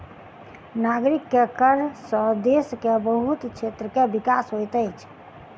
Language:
Maithili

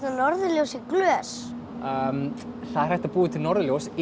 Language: Icelandic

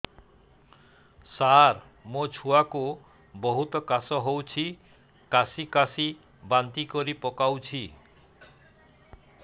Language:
Odia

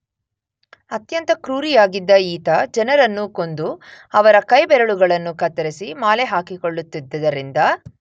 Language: Kannada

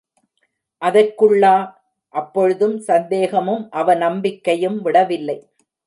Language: Tamil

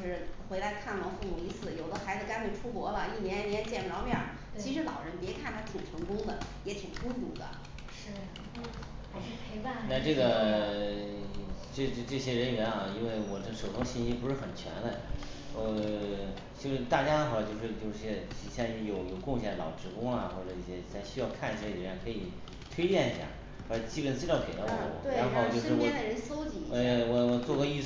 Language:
Chinese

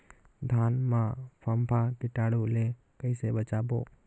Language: Chhattisgarhi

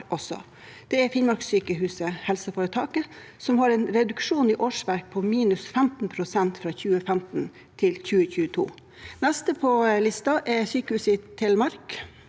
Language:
Norwegian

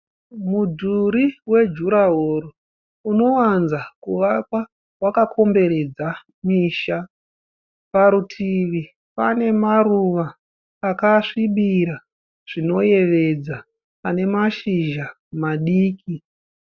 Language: Shona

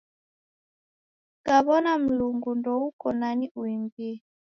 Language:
Taita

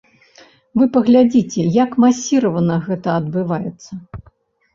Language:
Belarusian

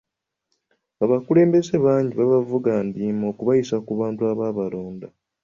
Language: Ganda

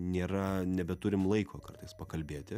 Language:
Lithuanian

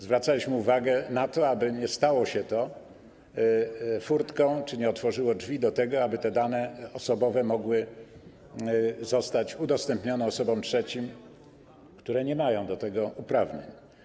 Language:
Polish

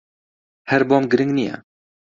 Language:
Central Kurdish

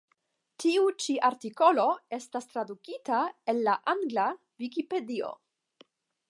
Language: Esperanto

